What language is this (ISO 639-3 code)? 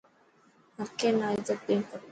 mki